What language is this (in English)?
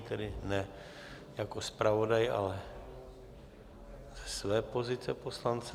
Czech